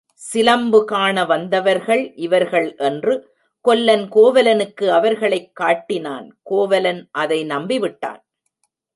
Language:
Tamil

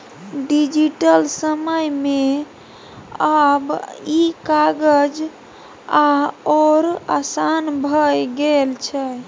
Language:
Maithili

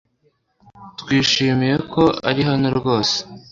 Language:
Kinyarwanda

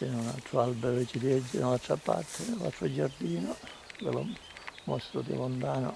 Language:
Italian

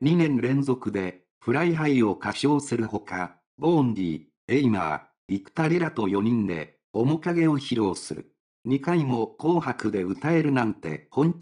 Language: Japanese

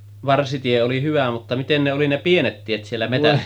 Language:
Finnish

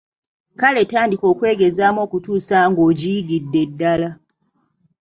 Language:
Ganda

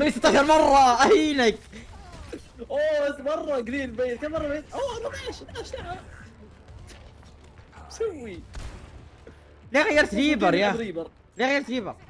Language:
Arabic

